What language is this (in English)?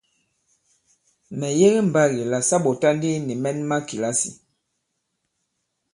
Bankon